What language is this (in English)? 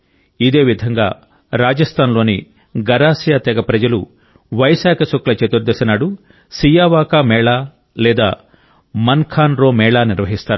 Telugu